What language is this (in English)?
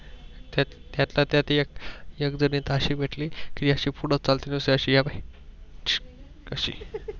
Marathi